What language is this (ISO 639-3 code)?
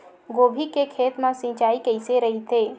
hne